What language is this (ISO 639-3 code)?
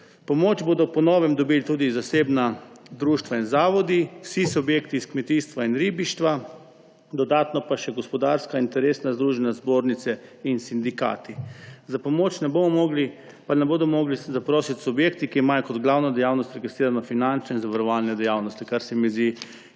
slv